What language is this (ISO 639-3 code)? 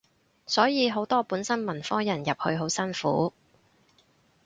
yue